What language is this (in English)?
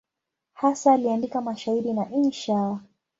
Swahili